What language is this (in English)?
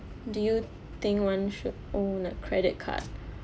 English